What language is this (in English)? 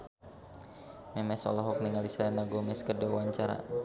Sundanese